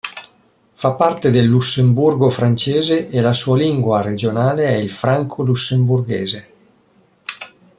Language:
Italian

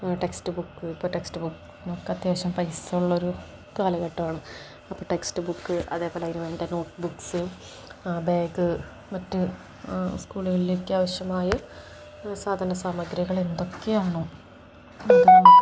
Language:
Malayalam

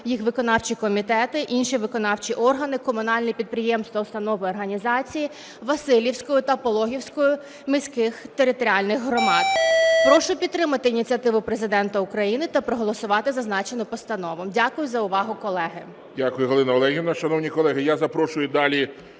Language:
Ukrainian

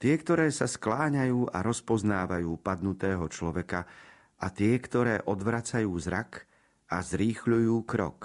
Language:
Slovak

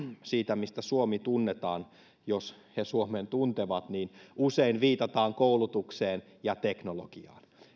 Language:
Finnish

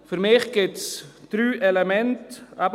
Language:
Swiss German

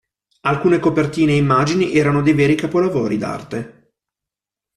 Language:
Italian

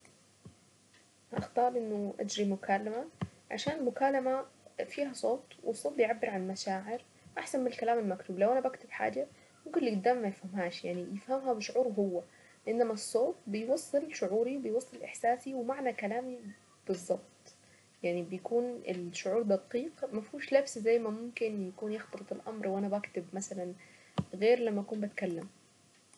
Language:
Saidi Arabic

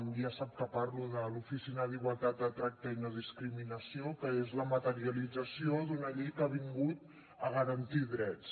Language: Catalan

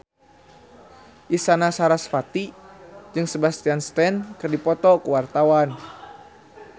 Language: Sundanese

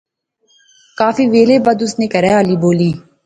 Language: Pahari-Potwari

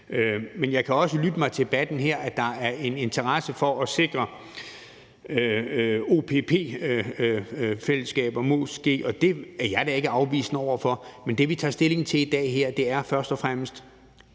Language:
Danish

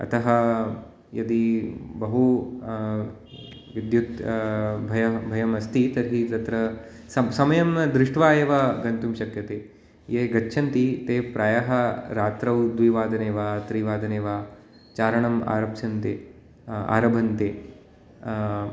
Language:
Sanskrit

